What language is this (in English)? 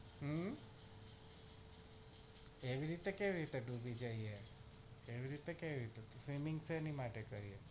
Gujarati